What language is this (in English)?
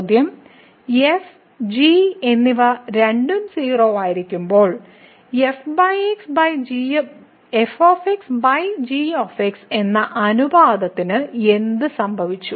Malayalam